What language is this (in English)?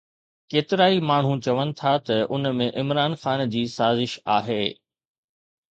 Sindhi